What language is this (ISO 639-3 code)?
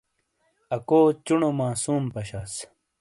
scl